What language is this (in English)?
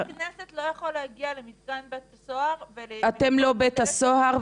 Hebrew